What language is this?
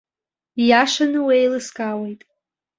Abkhazian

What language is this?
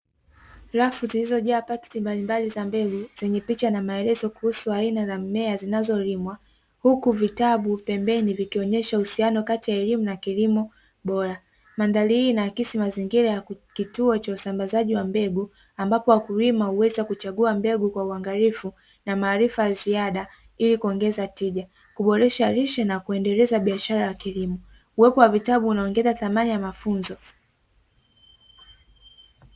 Swahili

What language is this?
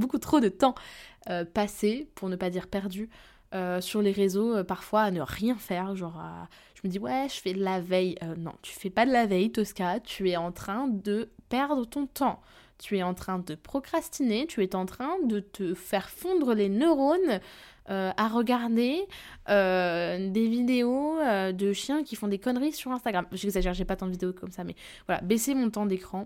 French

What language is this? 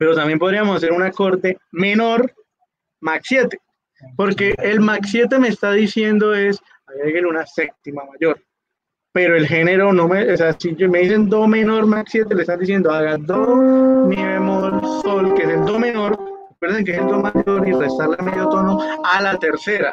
Spanish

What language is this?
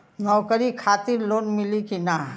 Bhojpuri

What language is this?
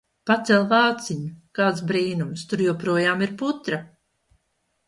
Latvian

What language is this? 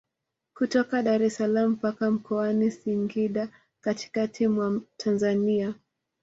Swahili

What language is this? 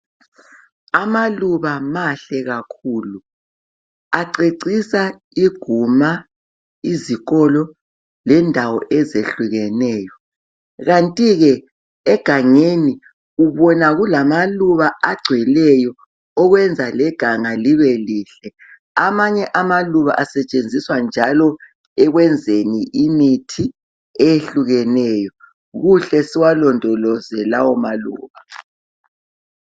North Ndebele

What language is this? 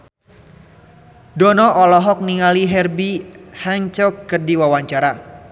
Sundanese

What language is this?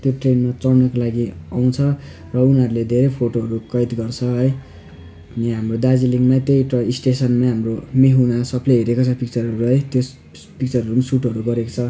Nepali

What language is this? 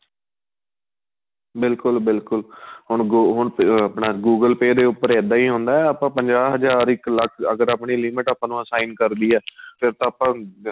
Punjabi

